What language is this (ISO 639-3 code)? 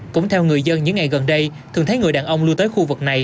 vie